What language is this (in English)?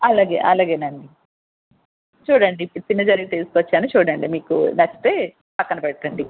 Telugu